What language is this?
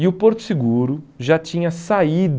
Portuguese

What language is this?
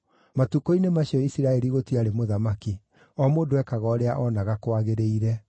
Kikuyu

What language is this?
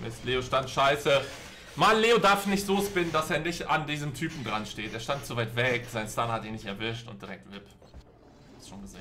German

